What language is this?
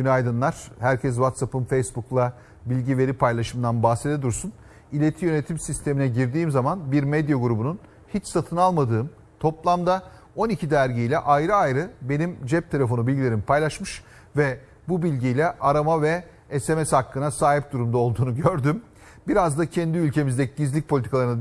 Turkish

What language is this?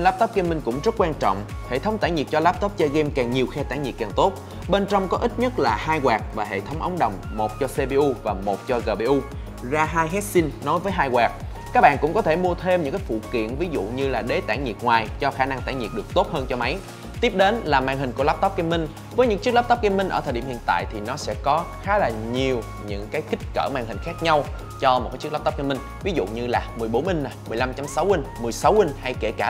Vietnamese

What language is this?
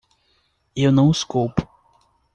Portuguese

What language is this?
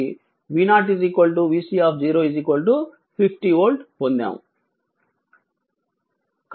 Telugu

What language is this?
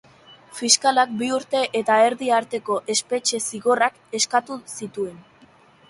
Basque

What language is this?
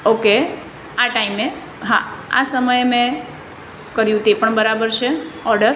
Gujarati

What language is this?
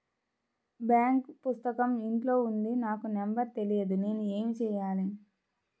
Telugu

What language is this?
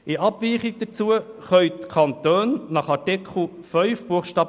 Swiss German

